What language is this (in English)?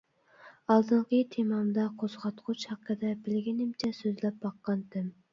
Uyghur